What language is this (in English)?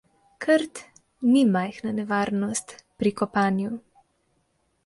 Slovenian